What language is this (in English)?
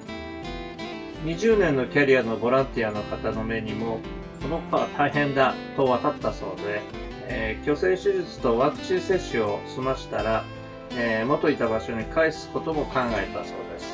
Japanese